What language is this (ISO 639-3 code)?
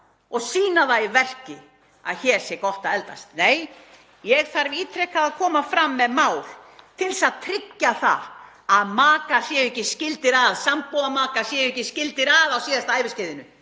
isl